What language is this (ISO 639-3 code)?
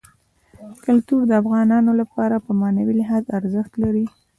pus